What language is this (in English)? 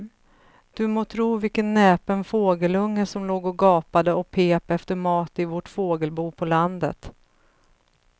Swedish